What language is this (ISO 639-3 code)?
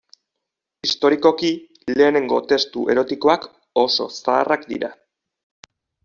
eus